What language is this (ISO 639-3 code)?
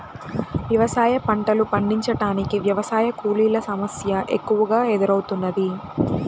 tel